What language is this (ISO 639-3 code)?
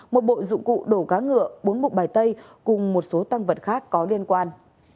vie